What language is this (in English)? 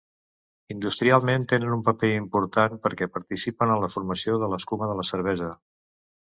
Catalan